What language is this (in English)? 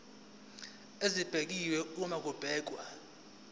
Zulu